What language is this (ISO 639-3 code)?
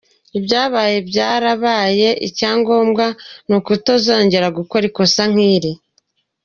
kin